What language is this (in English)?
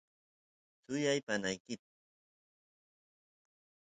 Santiago del Estero Quichua